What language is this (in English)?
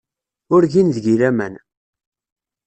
Kabyle